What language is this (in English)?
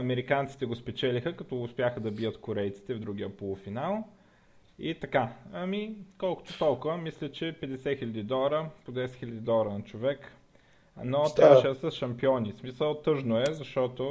Bulgarian